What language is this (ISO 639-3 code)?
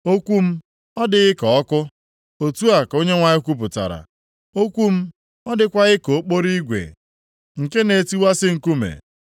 ibo